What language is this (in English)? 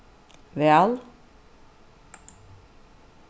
Faroese